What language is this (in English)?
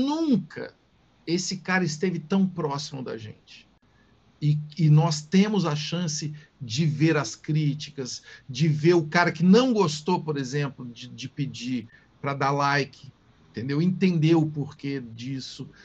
Portuguese